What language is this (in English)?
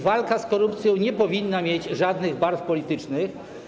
Polish